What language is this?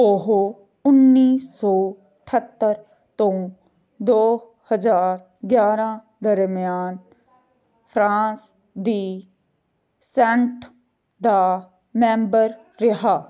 Punjabi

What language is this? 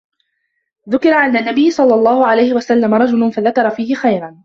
Arabic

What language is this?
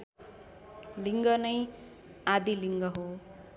Nepali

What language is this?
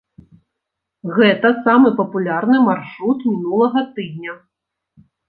Belarusian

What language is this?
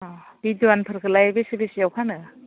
Bodo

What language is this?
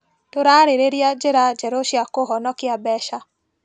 Kikuyu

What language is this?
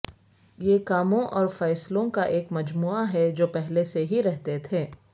Urdu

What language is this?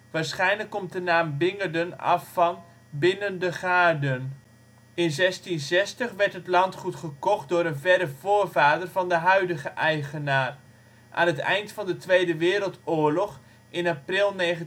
Dutch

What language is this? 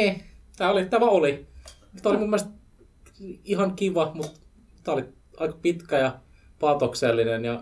Finnish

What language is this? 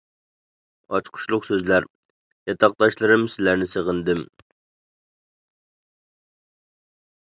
Uyghur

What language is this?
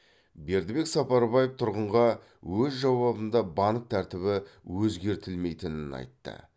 Kazakh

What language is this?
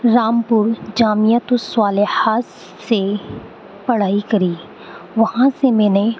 Urdu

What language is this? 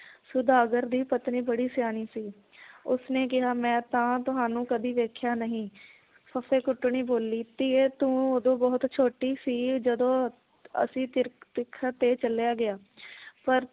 Punjabi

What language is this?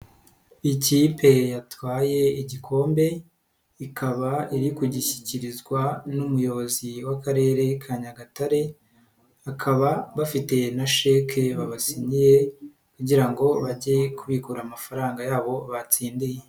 Kinyarwanda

